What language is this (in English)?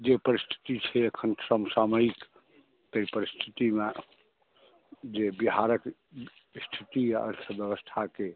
Maithili